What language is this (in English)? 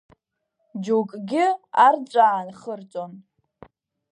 Abkhazian